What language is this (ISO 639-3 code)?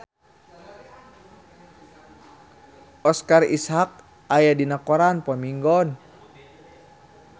sun